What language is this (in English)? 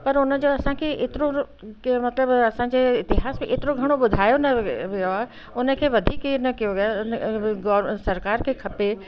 Sindhi